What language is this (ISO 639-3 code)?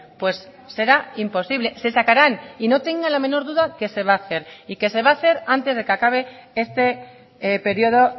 spa